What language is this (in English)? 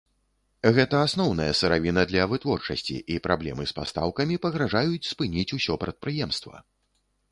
Belarusian